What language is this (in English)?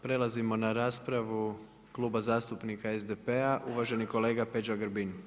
Croatian